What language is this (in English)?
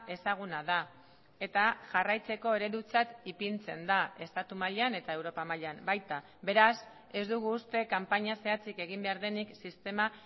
Basque